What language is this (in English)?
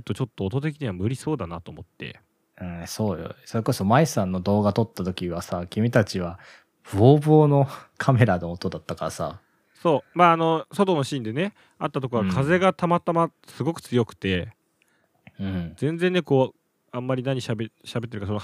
Japanese